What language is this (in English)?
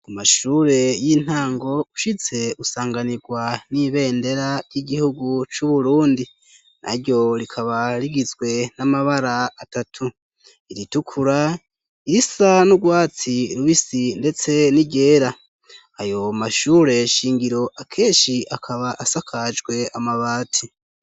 Rundi